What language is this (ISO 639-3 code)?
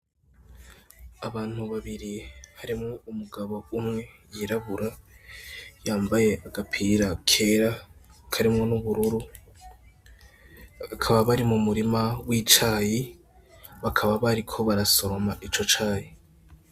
run